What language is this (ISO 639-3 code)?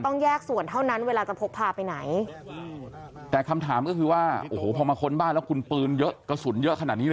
tha